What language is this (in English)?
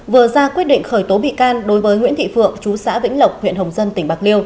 Vietnamese